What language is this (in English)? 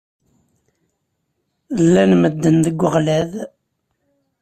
Kabyle